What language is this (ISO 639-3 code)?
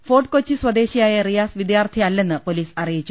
mal